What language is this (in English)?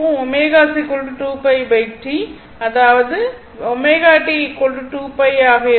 Tamil